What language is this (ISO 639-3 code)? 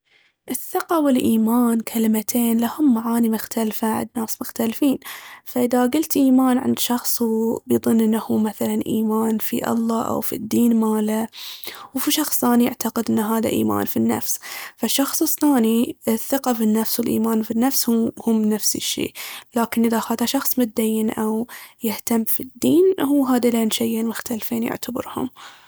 abv